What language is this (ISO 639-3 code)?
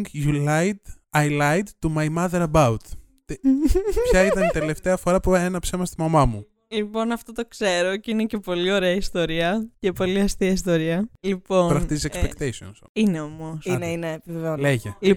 ell